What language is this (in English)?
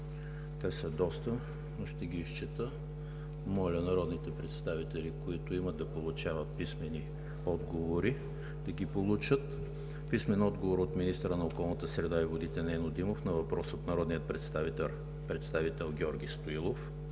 Bulgarian